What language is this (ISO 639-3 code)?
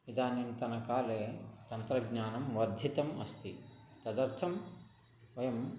san